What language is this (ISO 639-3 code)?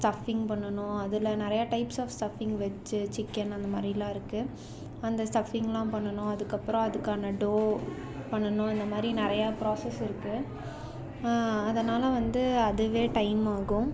tam